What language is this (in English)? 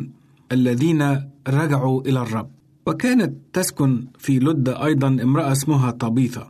Arabic